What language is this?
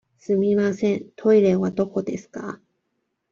Japanese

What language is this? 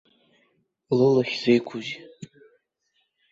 Abkhazian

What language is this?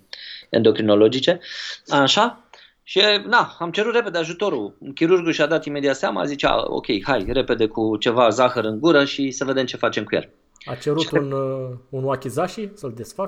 Romanian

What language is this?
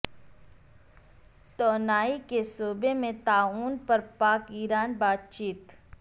Urdu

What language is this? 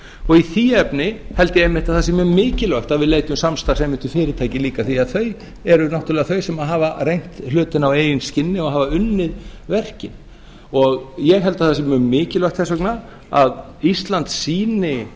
Icelandic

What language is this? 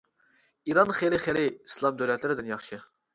Uyghur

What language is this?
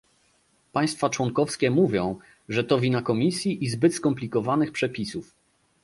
Polish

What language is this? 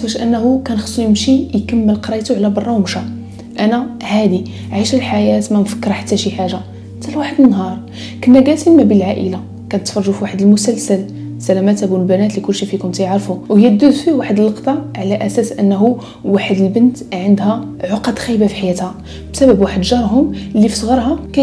Arabic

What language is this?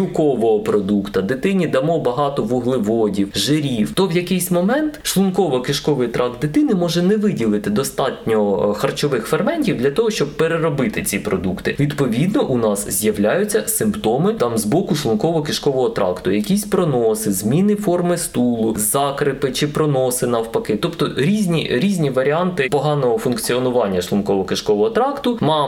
Ukrainian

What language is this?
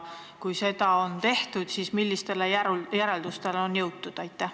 Estonian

